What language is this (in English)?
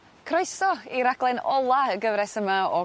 Welsh